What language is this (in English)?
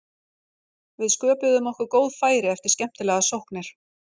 Icelandic